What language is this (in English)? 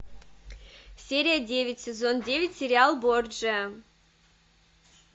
Russian